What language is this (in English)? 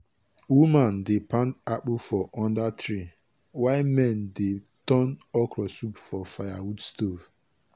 Nigerian Pidgin